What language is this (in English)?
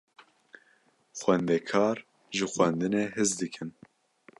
Kurdish